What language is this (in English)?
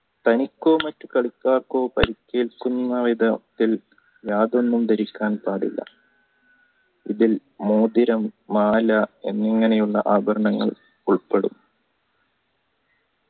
Malayalam